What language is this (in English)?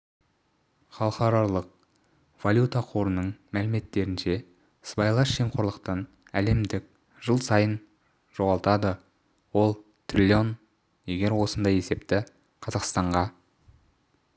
Kazakh